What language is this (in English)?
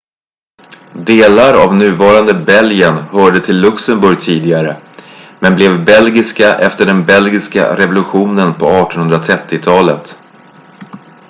Swedish